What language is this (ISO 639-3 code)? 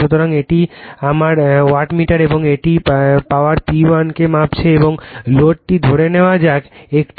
ben